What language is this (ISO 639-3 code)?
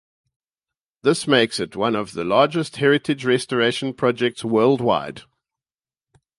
eng